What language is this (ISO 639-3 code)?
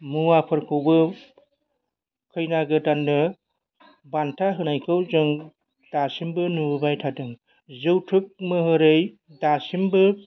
brx